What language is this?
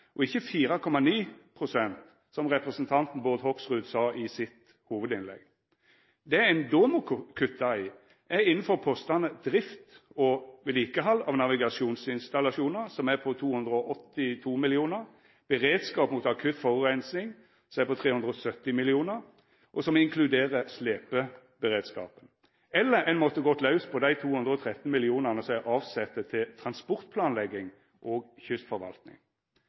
Norwegian Nynorsk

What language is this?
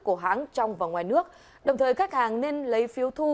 Vietnamese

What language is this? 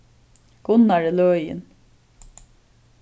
Faroese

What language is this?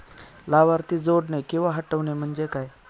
Marathi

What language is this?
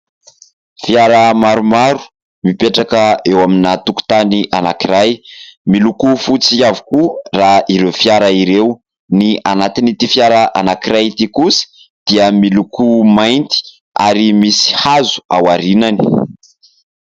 Malagasy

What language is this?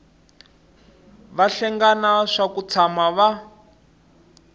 Tsonga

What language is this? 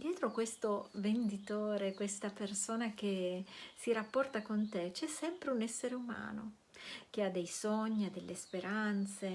Italian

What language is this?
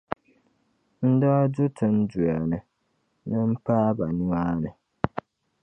Dagbani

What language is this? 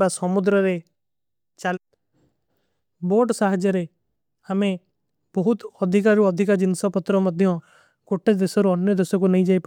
Kui (India)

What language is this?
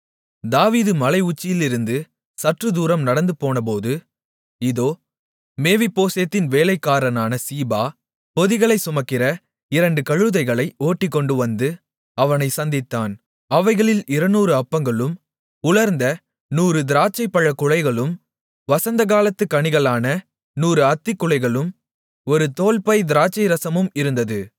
Tamil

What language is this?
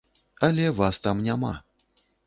Belarusian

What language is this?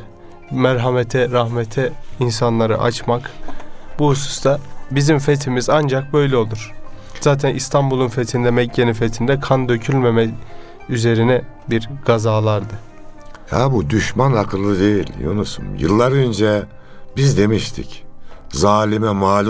Turkish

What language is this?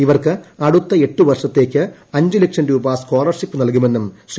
Malayalam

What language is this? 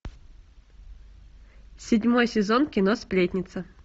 Russian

